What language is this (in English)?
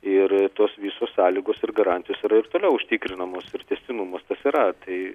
Lithuanian